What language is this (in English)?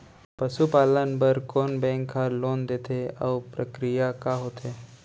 Chhattisgarhi